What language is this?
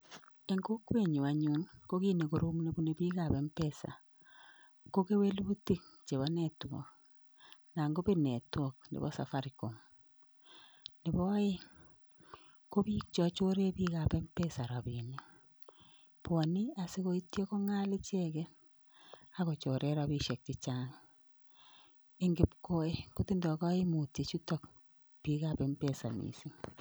Kalenjin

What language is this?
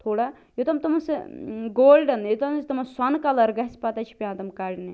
Kashmiri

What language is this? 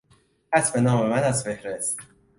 Persian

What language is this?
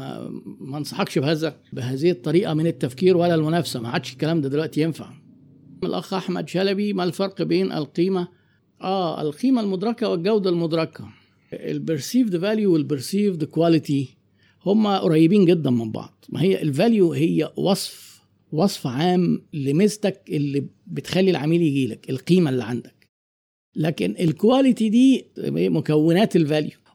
Arabic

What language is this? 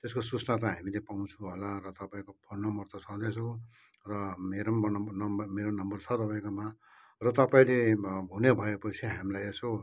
Nepali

